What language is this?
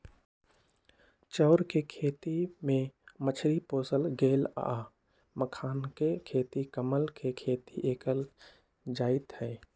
Magahi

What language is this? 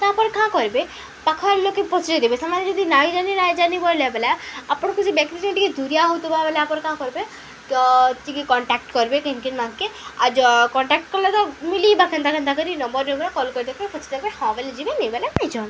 Odia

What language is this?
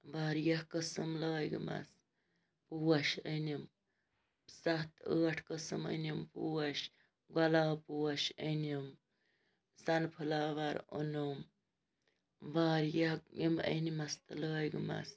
Kashmiri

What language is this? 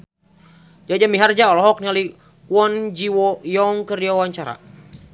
Sundanese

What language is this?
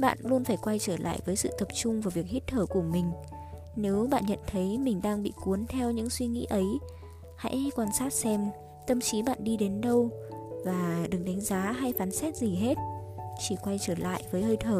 Vietnamese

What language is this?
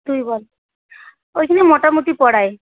Bangla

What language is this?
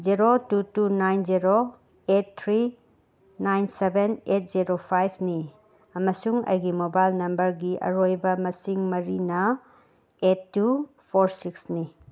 Manipuri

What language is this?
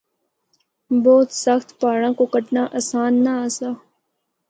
Northern Hindko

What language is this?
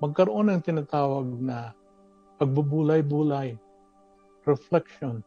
Filipino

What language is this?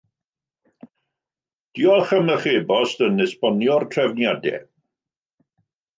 Welsh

